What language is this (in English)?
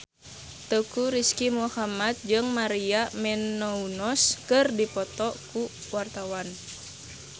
Sundanese